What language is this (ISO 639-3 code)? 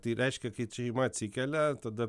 lit